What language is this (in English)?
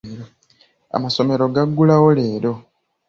Ganda